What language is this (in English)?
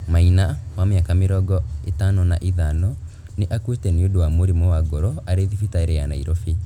Kikuyu